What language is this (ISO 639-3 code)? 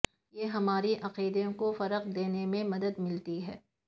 urd